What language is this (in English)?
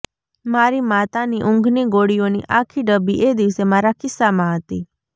Gujarati